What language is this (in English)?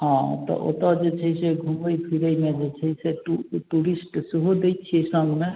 Maithili